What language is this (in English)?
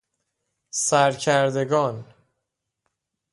Persian